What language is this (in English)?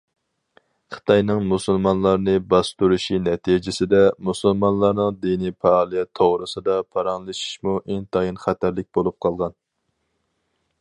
Uyghur